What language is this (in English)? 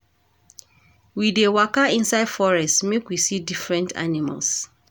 Nigerian Pidgin